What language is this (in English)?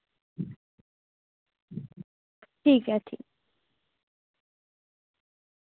Dogri